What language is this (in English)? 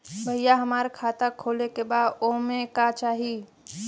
Bhojpuri